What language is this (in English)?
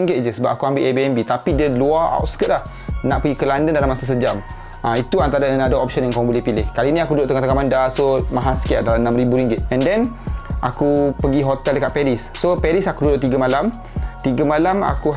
Malay